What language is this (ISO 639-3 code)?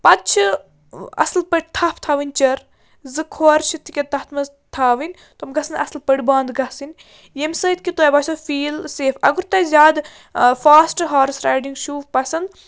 kas